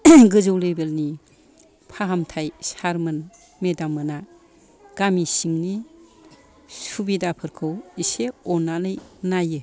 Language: Bodo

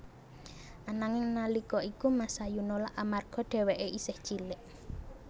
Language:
Javanese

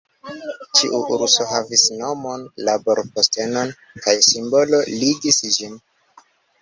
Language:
Esperanto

